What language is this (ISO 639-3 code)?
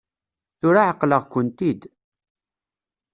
kab